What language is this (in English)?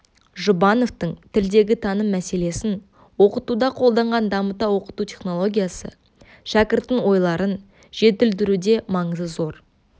Kazakh